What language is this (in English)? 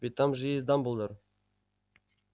Russian